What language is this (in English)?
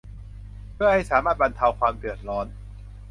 Thai